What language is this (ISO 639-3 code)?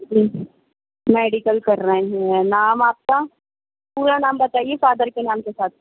urd